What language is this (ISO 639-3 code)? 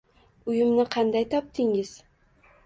uzb